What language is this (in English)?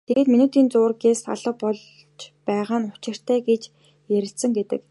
Mongolian